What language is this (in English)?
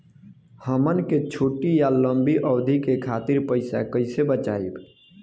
Bhojpuri